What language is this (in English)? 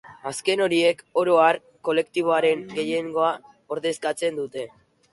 Basque